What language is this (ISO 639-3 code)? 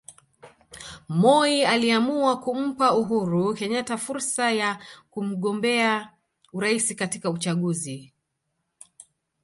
swa